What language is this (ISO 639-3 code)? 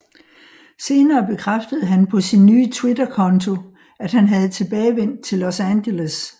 dan